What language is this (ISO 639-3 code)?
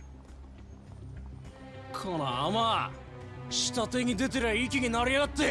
jpn